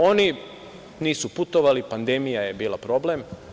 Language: Serbian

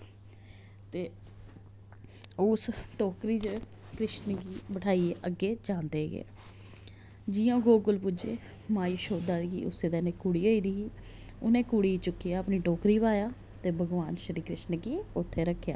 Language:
Dogri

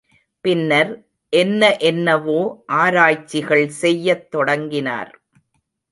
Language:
Tamil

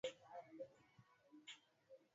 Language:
Swahili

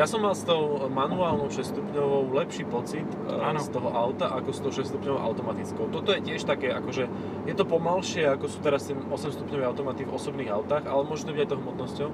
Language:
Slovak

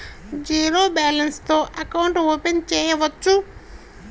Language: Telugu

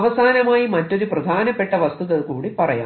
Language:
Malayalam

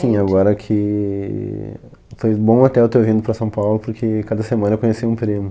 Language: Portuguese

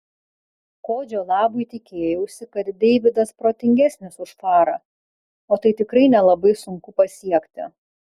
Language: Lithuanian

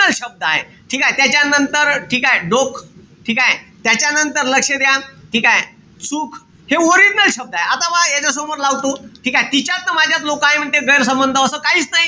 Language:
Marathi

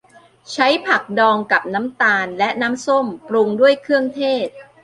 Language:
Thai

